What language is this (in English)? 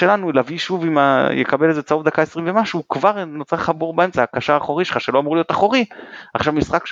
Hebrew